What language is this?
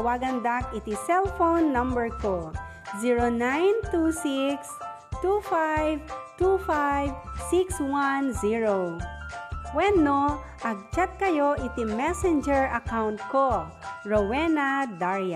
Filipino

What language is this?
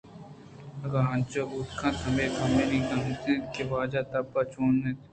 Eastern Balochi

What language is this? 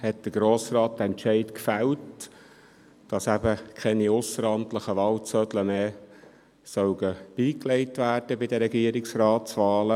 Swiss German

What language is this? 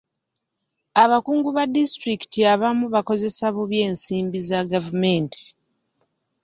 Ganda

